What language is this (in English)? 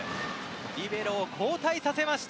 Japanese